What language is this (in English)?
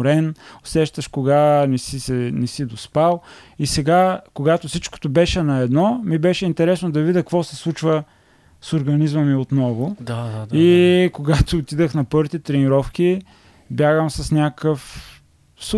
Bulgarian